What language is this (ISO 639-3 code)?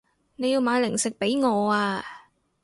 yue